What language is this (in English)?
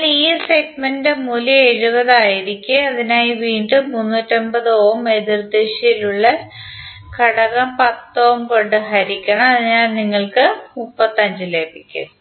Malayalam